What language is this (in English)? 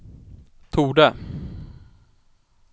Swedish